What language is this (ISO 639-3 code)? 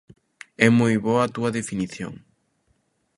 glg